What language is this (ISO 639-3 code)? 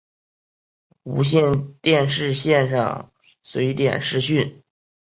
zho